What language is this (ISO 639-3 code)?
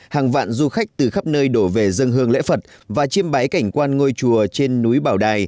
vie